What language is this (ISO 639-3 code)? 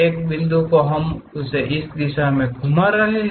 hin